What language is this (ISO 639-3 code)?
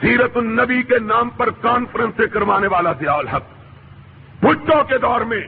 urd